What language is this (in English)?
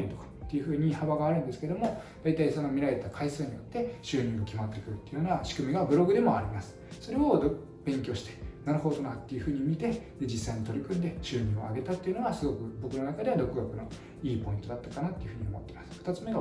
Japanese